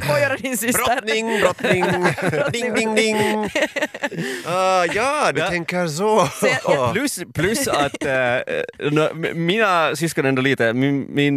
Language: Swedish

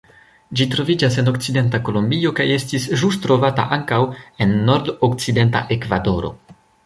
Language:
Esperanto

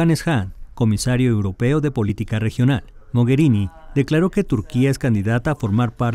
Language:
Spanish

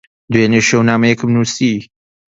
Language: Central Kurdish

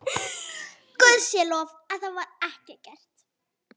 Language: Icelandic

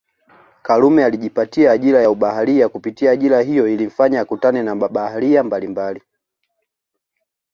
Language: Swahili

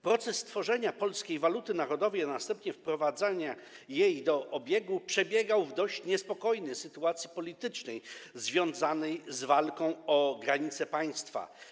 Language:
Polish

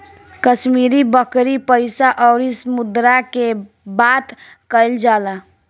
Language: Bhojpuri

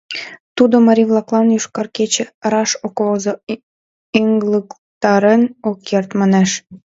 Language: Mari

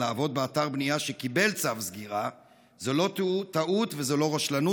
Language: Hebrew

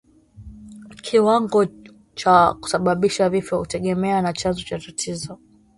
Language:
Swahili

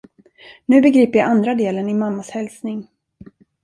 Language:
Swedish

